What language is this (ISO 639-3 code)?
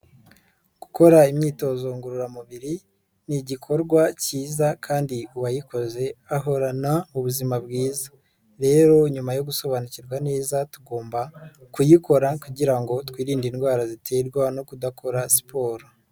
kin